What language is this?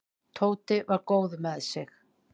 Icelandic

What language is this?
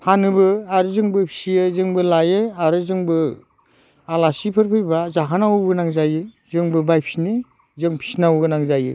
Bodo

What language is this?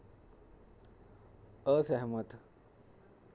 Dogri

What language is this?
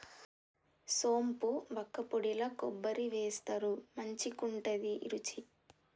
Telugu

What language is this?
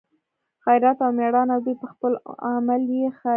Pashto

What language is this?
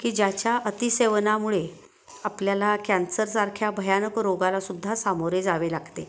Marathi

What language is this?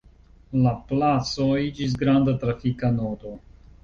Esperanto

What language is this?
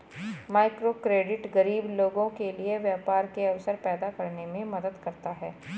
Hindi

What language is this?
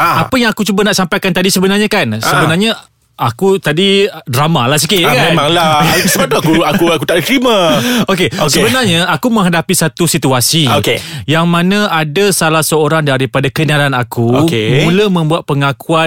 Malay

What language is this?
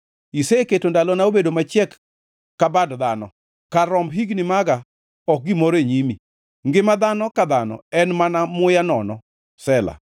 Luo (Kenya and Tanzania)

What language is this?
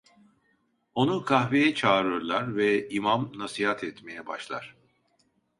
Turkish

